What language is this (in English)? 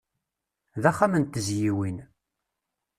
Kabyle